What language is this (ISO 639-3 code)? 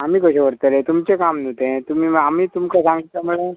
kok